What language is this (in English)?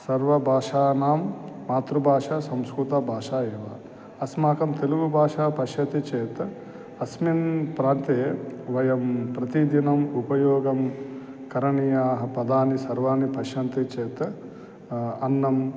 Sanskrit